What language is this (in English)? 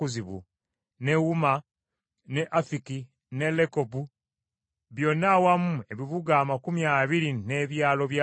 Ganda